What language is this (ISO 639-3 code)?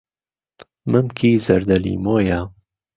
ckb